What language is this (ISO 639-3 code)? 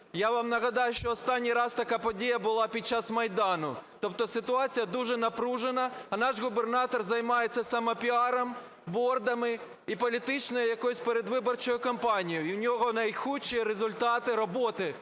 ukr